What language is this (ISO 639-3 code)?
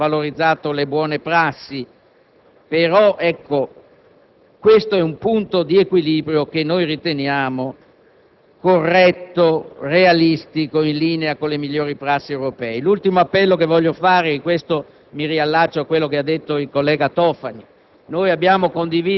ita